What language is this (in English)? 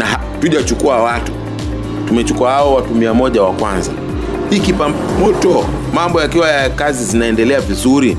Swahili